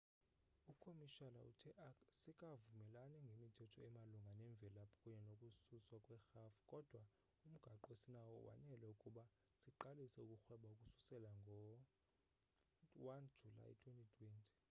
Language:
Xhosa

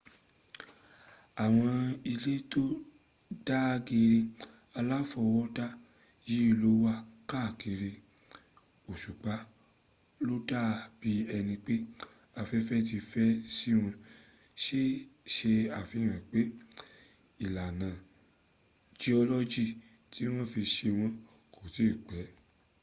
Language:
Yoruba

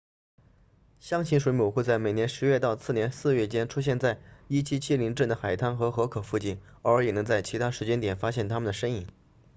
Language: Chinese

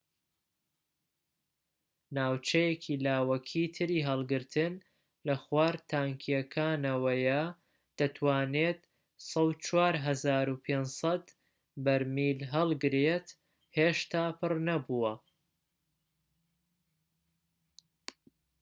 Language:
Central Kurdish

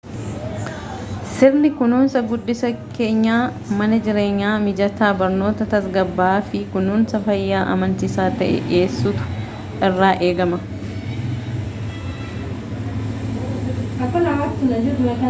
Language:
Oromo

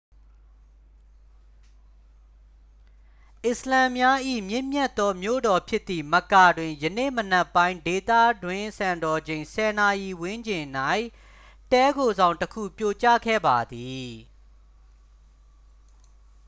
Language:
Burmese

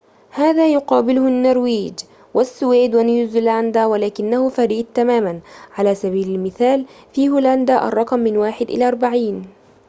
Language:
Arabic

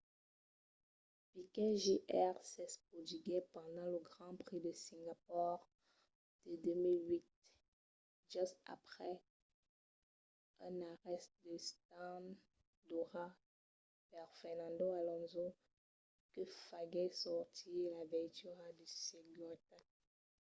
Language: Occitan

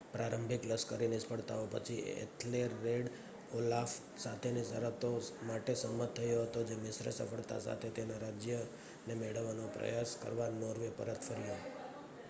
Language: Gujarati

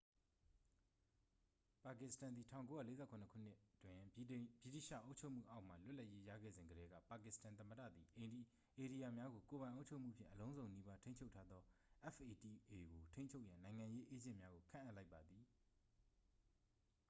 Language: Burmese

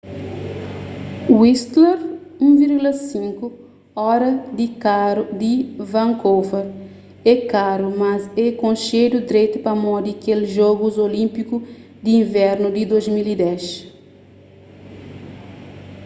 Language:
Kabuverdianu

